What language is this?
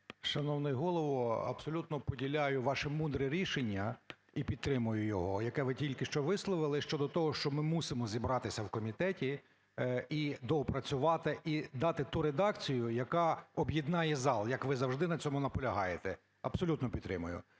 Ukrainian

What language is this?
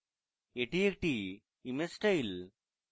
Bangla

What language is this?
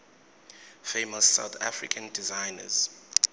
Swati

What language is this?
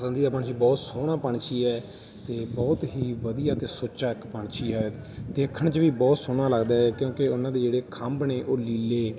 Punjabi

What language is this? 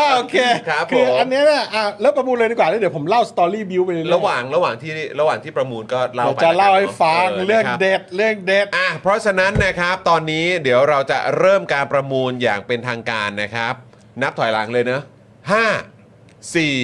Thai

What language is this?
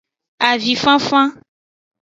Aja (Benin)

